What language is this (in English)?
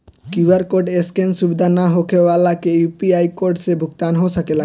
Bhojpuri